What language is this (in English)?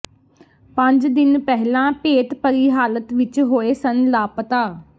Punjabi